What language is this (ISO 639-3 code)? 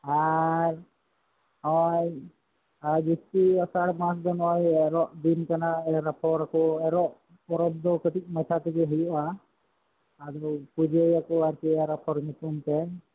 sat